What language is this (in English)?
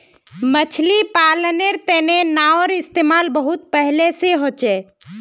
Magahi